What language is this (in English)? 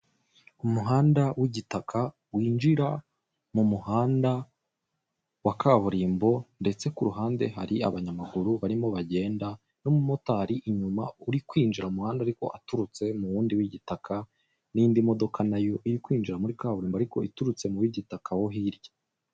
Kinyarwanda